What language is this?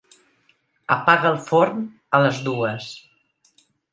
Catalan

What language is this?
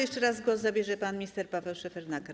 Polish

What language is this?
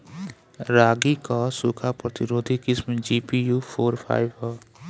Bhojpuri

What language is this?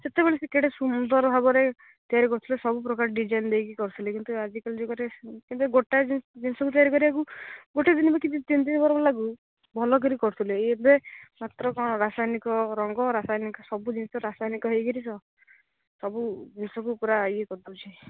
Odia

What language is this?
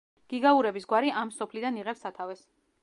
Georgian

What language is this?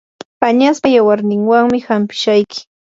Yanahuanca Pasco Quechua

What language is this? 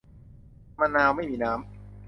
Thai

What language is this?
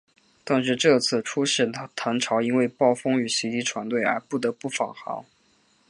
Chinese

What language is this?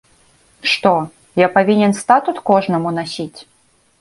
Belarusian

